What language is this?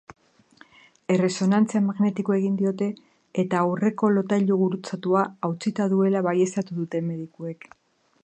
Basque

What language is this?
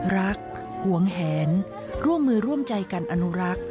Thai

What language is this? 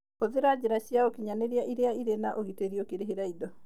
Kikuyu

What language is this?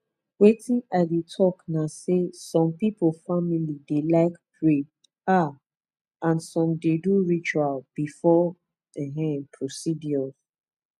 Nigerian Pidgin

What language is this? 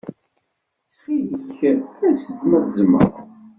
Kabyle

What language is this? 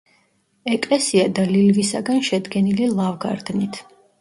Georgian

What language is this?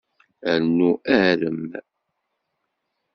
Kabyle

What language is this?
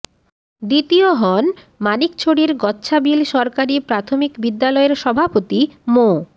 Bangla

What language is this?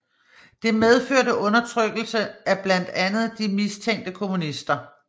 Danish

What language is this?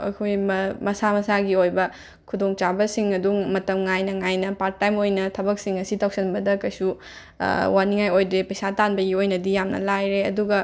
Manipuri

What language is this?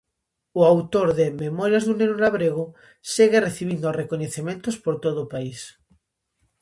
Galician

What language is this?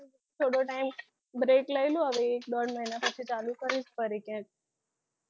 Gujarati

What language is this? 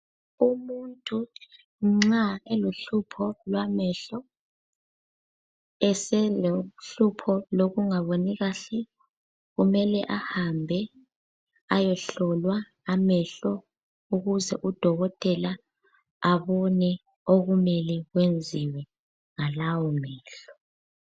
North Ndebele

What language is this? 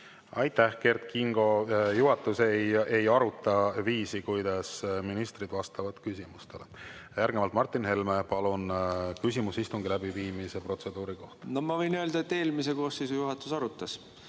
Estonian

